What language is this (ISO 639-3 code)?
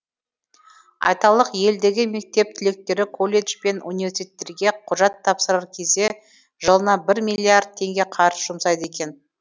kaz